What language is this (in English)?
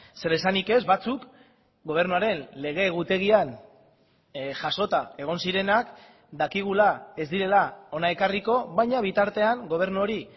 Basque